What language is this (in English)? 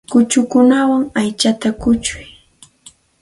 Santa Ana de Tusi Pasco Quechua